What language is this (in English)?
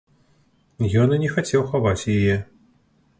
Belarusian